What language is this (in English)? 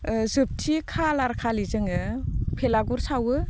Bodo